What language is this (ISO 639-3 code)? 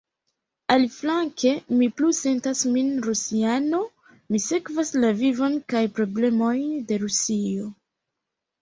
epo